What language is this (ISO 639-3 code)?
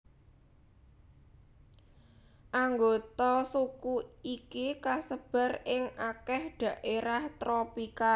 jav